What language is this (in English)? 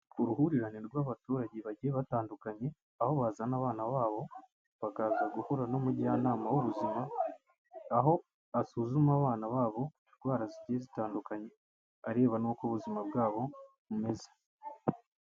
Kinyarwanda